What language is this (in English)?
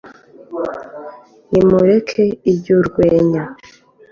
Kinyarwanda